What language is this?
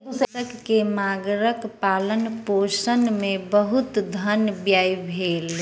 Maithili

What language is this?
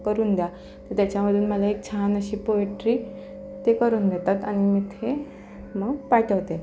Marathi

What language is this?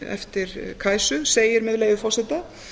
Icelandic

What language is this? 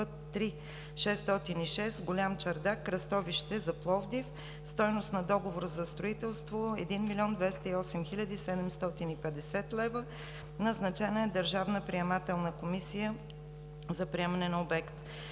Bulgarian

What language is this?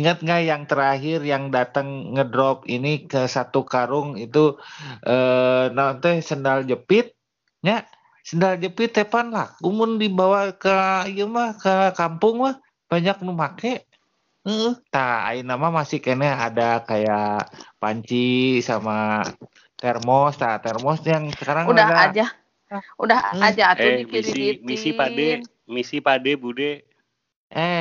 Indonesian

